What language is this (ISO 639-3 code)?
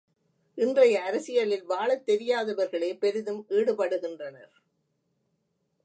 tam